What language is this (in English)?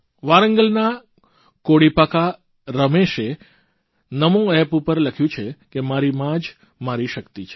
Gujarati